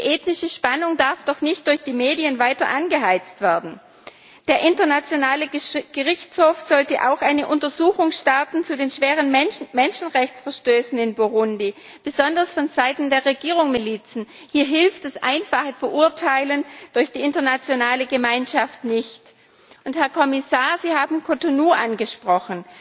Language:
German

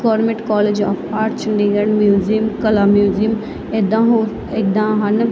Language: Punjabi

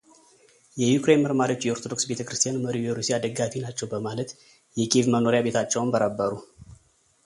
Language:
Amharic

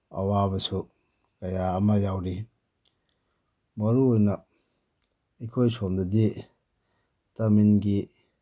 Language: Manipuri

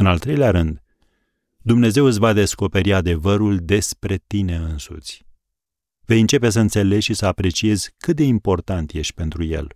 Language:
Romanian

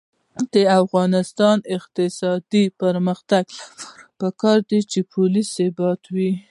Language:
Pashto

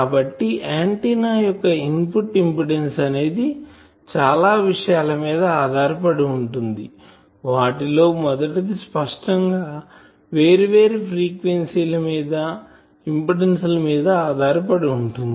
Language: Telugu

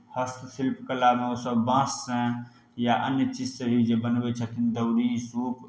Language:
Maithili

